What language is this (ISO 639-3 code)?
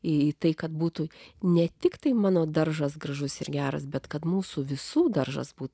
lit